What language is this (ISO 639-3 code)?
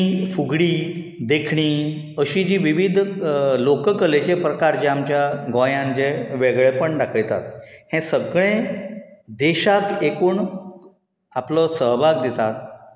kok